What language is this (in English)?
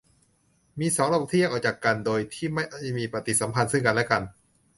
Thai